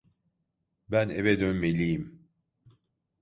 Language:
Turkish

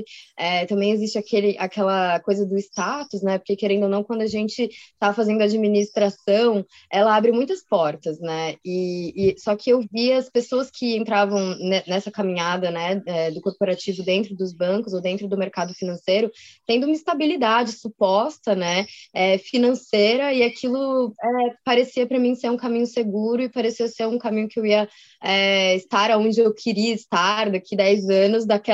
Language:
Portuguese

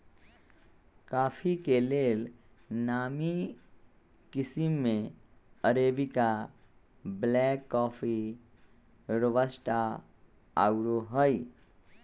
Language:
Magahi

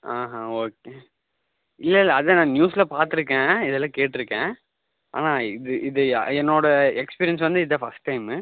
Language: Tamil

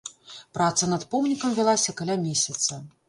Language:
Belarusian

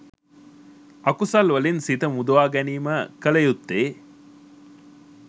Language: Sinhala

